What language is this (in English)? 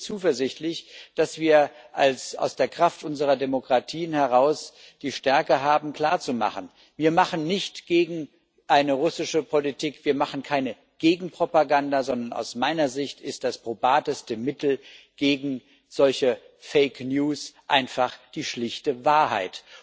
German